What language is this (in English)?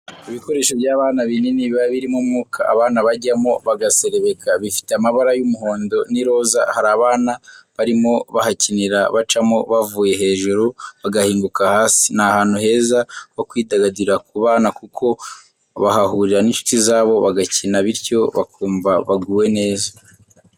Kinyarwanda